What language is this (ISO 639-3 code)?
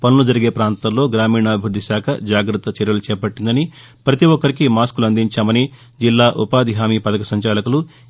tel